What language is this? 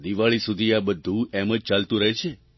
Gujarati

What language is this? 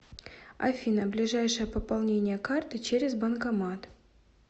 Russian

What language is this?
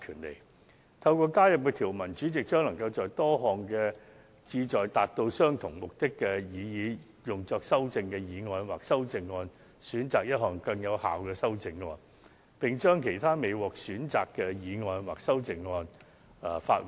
Cantonese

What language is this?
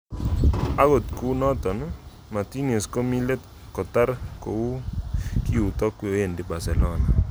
Kalenjin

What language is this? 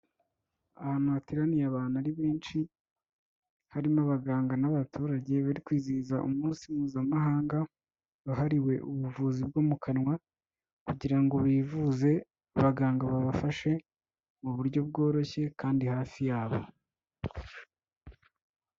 Kinyarwanda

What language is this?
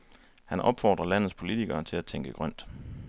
Danish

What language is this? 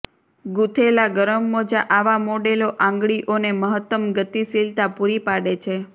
Gujarati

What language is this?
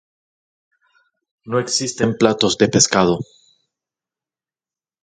Spanish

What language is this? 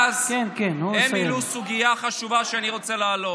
Hebrew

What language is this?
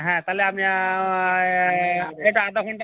Bangla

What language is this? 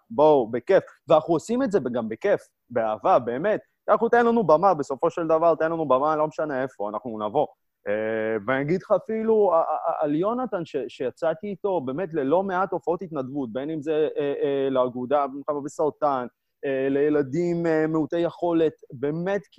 Hebrew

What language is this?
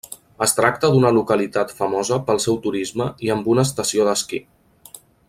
Catalan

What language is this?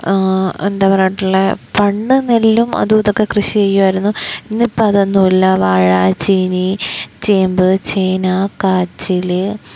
Malayalam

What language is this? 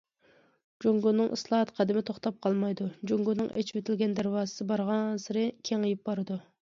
Uyghur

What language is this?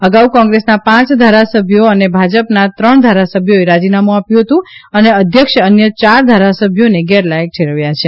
Gujarati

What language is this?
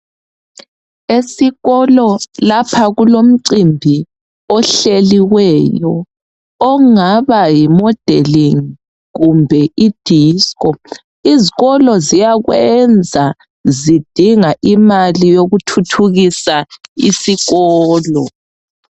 North Ndebele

